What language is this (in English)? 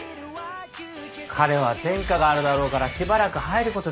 Japanese